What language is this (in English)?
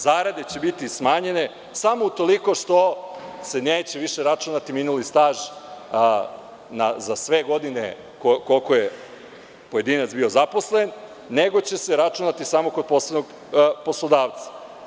Serbian